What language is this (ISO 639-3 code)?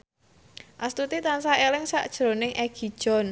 jav